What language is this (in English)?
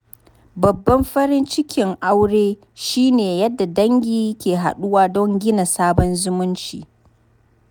Hausa